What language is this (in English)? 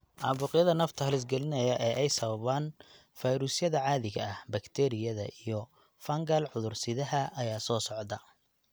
Somali